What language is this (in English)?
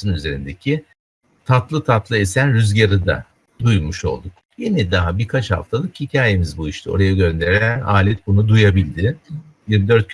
Turkish